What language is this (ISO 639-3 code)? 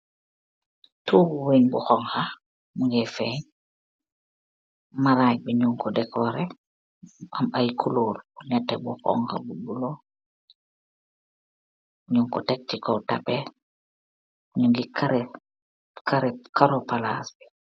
wol